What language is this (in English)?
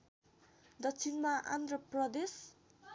Nepali